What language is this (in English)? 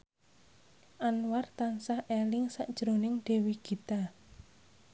Javanese